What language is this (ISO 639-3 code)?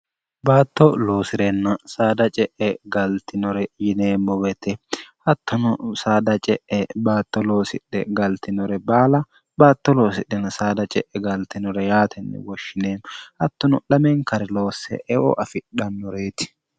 sid